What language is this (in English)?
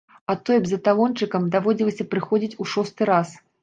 Belarusian